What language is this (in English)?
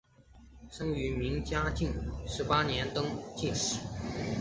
Chinese